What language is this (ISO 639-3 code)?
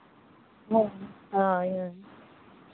sat